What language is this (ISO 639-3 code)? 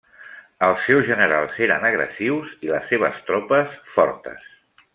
cat